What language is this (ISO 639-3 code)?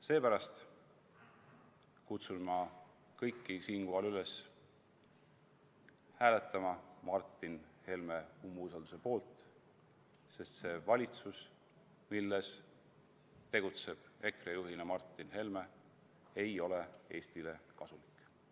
est